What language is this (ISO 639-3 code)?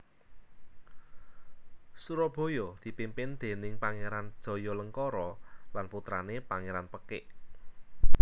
jav